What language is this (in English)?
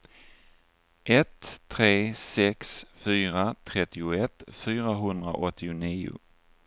Swedish